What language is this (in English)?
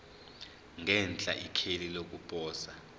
Zulu